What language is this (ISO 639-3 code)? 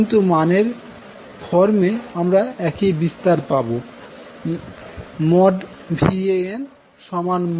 ben